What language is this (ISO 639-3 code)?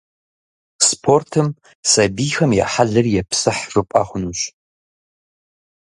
kbd